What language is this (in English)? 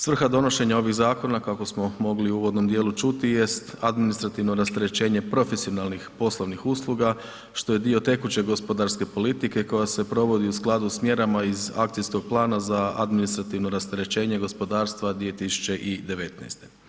Croatian